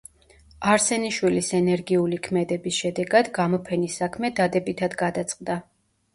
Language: Georgian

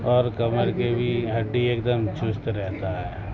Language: Urdu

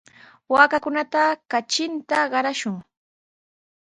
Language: Sihuas Ancash Quechua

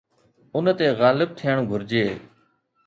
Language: Sindhi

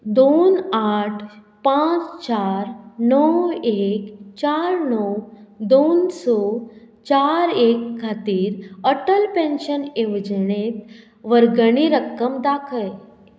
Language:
Konkani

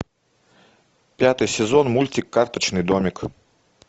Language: Russian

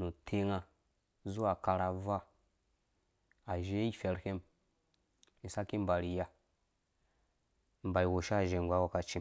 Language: Dũya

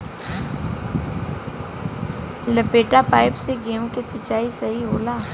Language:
Bhojpuri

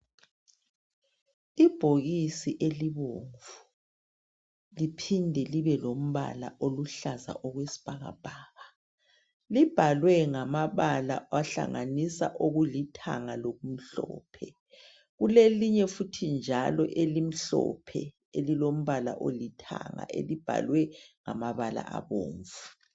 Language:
North Ndebele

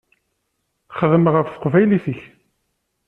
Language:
Kabyle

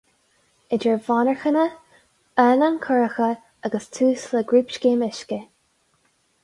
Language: Irish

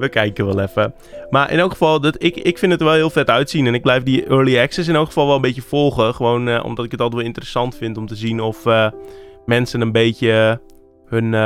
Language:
Dutch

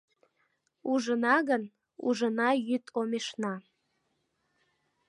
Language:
Mari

